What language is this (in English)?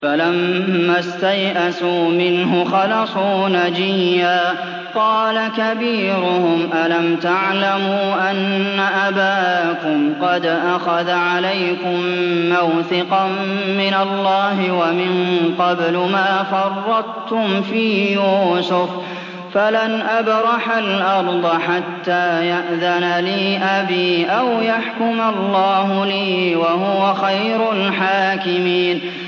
Arabic